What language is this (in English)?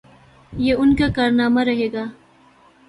Urdu